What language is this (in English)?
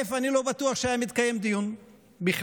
Hebrew